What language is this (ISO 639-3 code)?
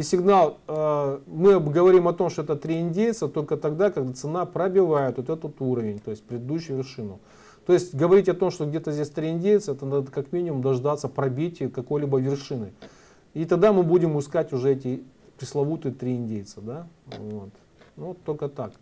rus